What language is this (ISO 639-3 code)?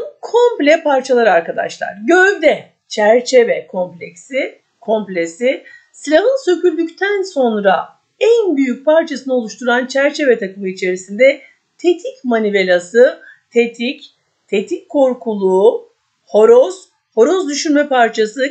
tur